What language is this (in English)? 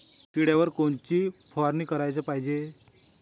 Marathi